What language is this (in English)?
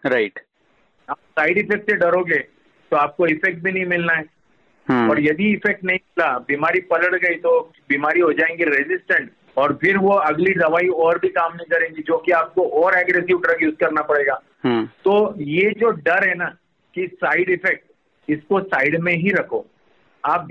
Hindi